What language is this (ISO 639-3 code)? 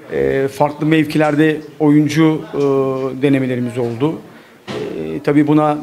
tur